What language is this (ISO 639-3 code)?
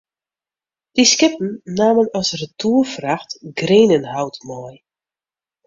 fry